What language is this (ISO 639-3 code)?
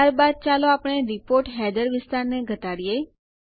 guj